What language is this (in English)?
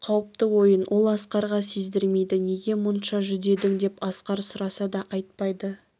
Kazakh